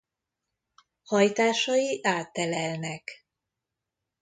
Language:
Hungarian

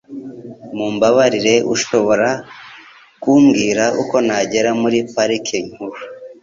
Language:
Kinyarwanda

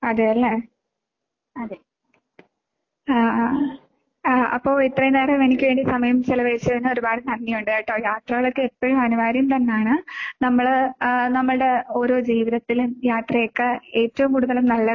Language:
Malayalam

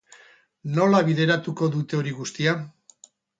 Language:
Basque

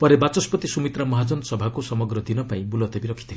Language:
Odia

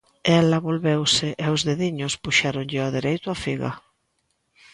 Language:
Galician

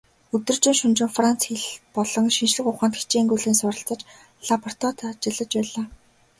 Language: Mongolian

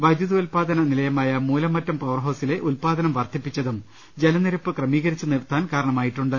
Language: Malayalam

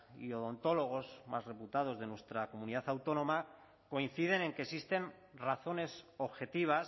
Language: Spanish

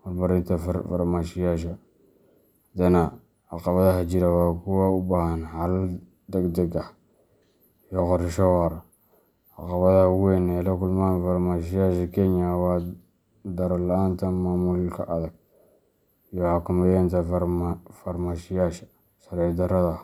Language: Somali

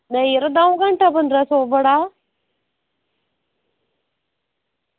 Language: Dogri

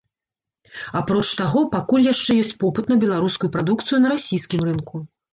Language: Belarusian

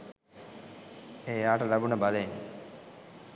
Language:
Sinhala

